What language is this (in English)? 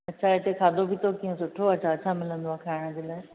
Sindhi